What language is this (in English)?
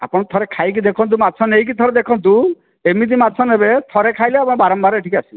Odia